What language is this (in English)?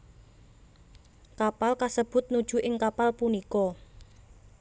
Javanese